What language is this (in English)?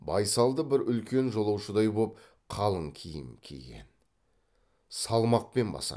Kazakh